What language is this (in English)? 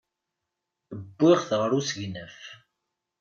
Kabyle